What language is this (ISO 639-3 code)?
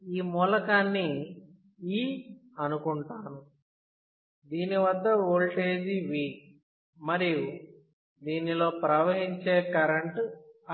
tel